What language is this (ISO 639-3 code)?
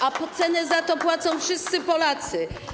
pol